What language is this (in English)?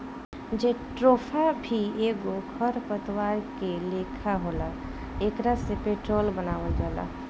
Bhojpuri